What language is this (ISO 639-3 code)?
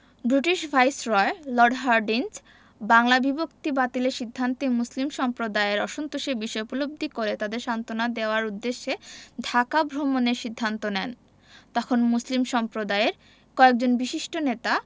ben